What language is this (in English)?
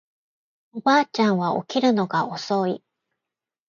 Japanese